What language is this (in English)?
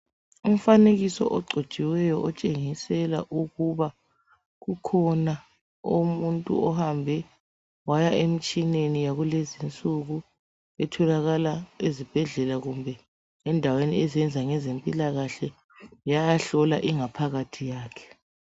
North Ndebele